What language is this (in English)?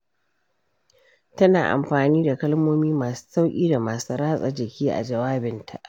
Hausa